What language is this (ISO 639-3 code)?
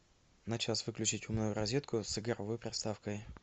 rus